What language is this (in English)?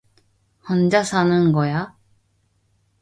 Korean